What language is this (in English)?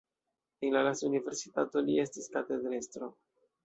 Esperanto